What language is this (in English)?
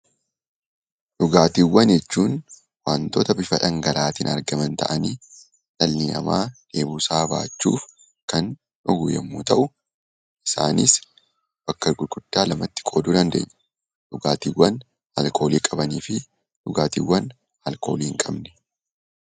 Oromo